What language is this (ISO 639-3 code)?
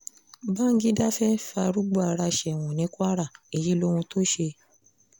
yor